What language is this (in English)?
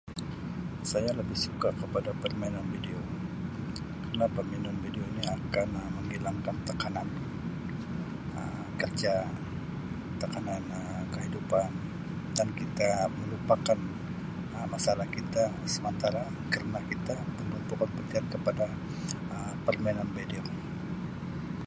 Sabah Malay